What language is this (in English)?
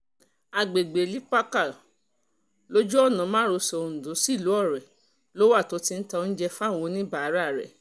Yoruba